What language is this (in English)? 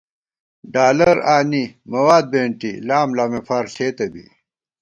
Gawar-Bati